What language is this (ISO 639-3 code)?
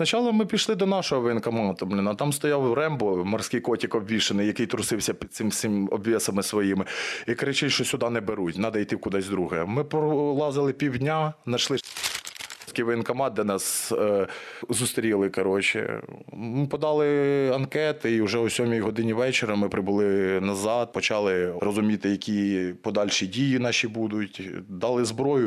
ukr